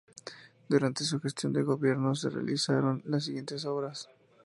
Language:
Spanish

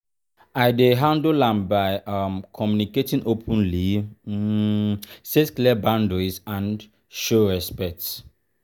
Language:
Nigerian Pidgin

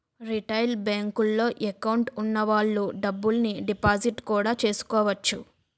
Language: Telugu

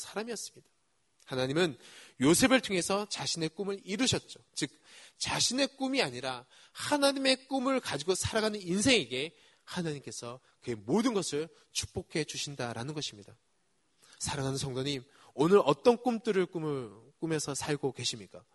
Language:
Korean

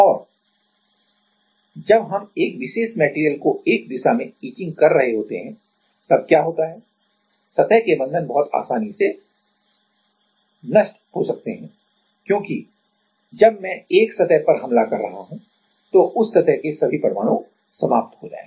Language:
Hindi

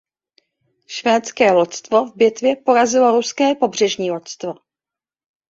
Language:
Czech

